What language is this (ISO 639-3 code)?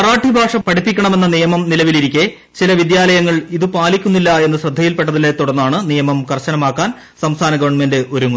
mal